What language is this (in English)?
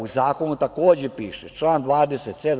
Serbian